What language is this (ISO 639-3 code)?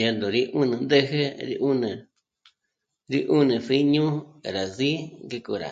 mmc